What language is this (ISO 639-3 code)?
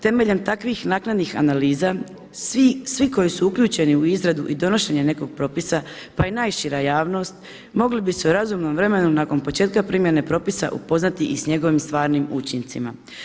hrv